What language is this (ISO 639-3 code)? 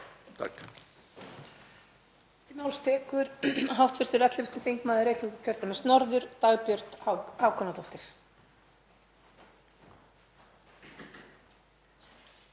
isl